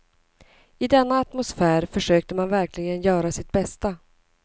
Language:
Swedish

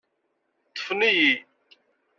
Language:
Kabyle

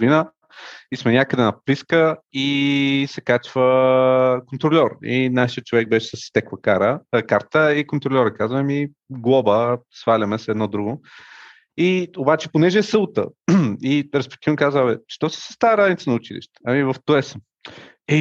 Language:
Bulgarian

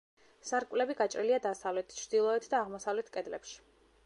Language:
Georgian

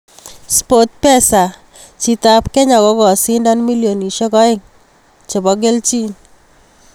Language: Kalenjin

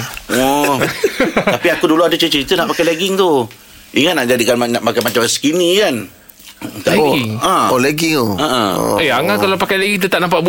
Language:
Malay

